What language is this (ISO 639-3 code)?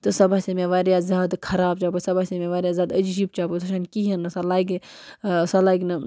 kas